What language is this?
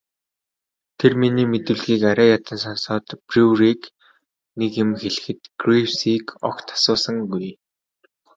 Mongolian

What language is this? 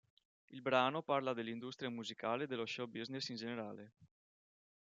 Italian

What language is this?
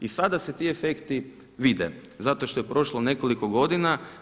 Croatian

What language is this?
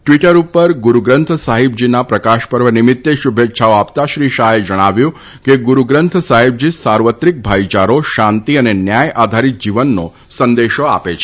Gujarati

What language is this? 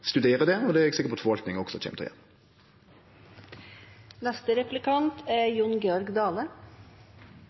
Norwegian Nynorsk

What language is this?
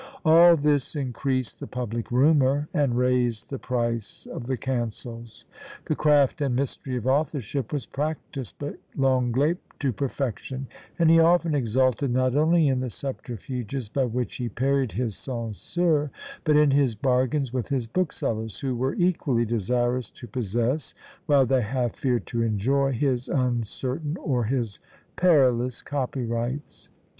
English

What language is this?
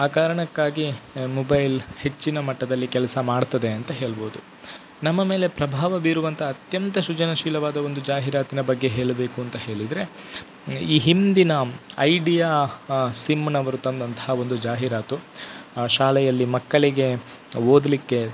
Kannada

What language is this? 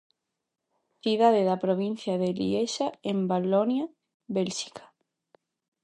Galician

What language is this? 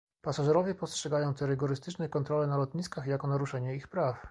Polish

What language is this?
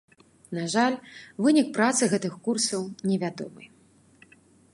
Belarusian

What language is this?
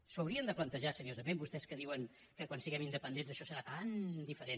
Catalan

